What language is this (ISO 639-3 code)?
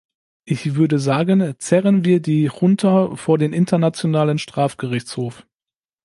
deu